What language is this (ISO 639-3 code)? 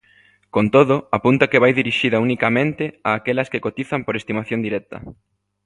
glg